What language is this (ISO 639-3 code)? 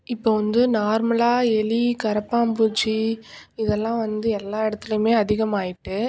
tam